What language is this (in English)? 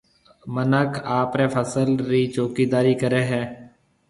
Marwari (Pakistan)